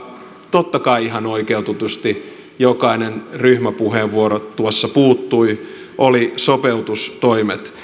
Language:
Finnish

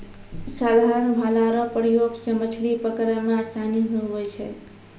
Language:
Maithili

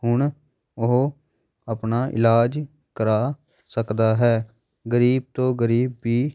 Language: Punjabi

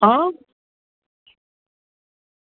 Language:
Dogri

